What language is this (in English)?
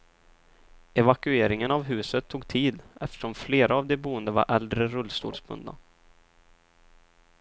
Swedish